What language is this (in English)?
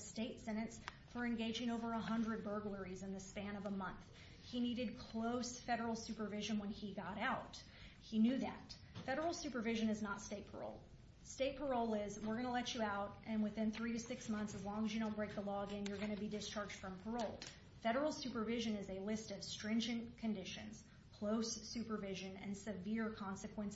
English